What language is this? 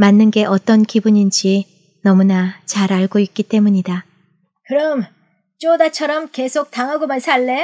Korean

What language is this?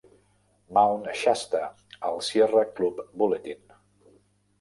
Catalan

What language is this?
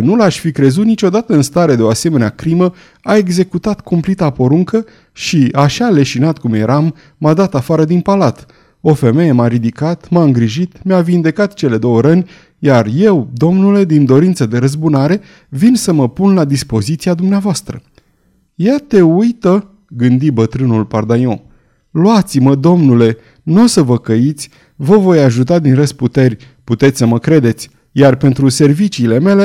Romanian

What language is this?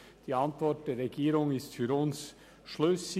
Swiss German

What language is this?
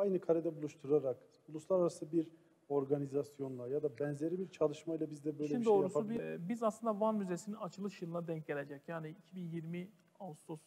Turkish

